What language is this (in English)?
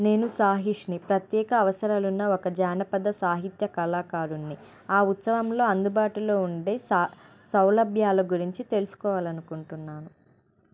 Telugu